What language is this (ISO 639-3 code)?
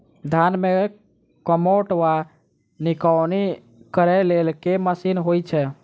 mai